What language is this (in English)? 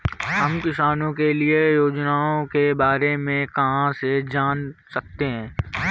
Hindi